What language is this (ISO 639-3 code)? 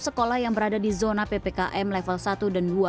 ind